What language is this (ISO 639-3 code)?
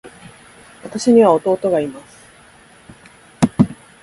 jpn